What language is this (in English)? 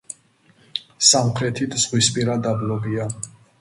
Georgian